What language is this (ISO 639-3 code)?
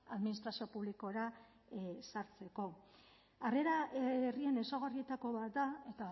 eus